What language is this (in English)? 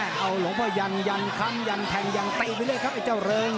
Thai